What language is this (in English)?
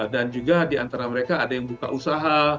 Indonesian